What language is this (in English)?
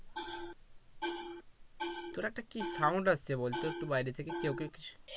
Bangla